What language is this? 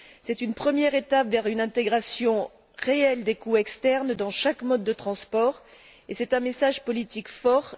French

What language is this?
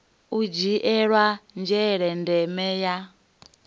Venda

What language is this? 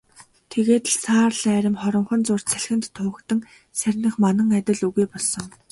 Mongolian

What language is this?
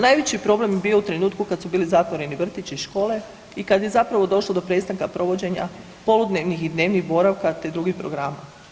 Croatian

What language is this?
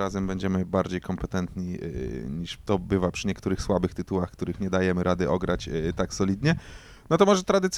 Polish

